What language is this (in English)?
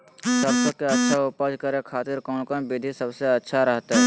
Magahi